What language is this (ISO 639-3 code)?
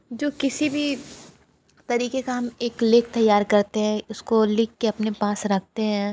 hin